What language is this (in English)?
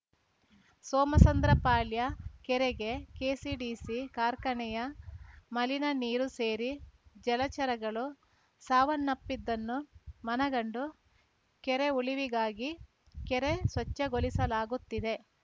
Kannada